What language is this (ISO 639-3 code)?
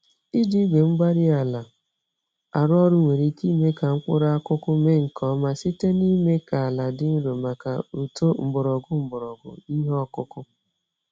ibo